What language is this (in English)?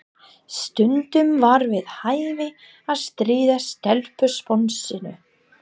Icelandic